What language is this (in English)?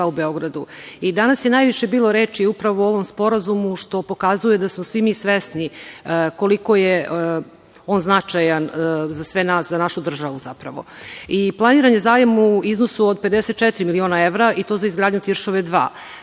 Serbian